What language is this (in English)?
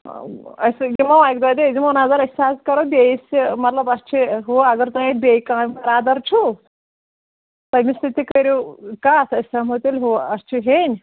Kashmiri